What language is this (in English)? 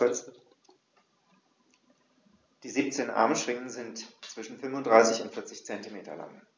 German